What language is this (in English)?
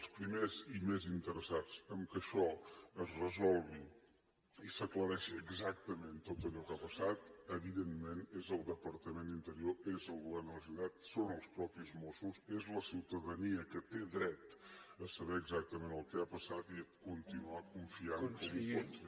Catalan